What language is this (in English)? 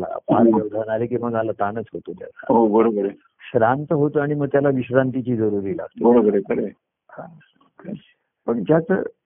Marathi